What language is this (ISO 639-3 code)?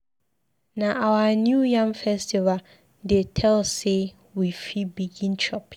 pcm